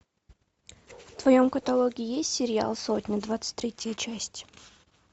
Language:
Russian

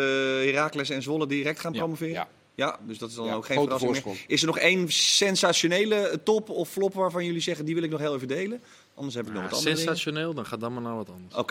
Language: Dutch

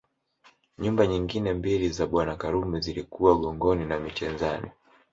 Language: Swahili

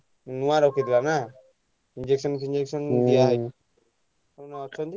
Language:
Odia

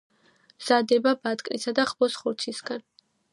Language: Georgian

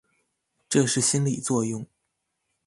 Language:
Chinese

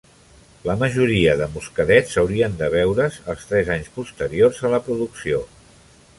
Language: Catalan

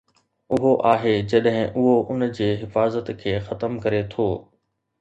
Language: Sindhi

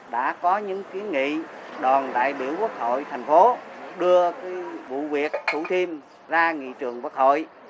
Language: Vietnamese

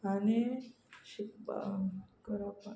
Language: Konkani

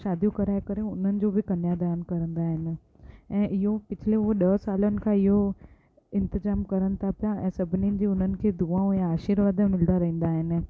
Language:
Sindhi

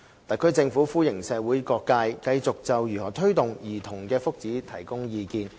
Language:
Cantonese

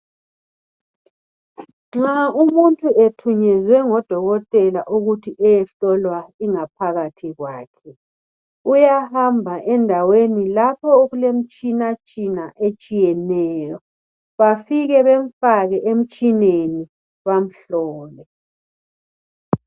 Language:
North Ndebele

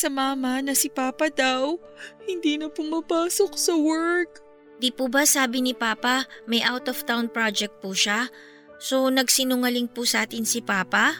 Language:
Filipino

